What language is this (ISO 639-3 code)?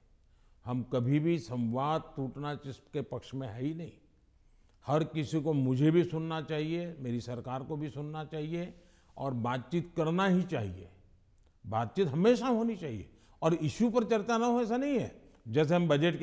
hin